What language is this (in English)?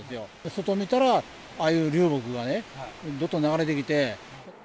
Japanese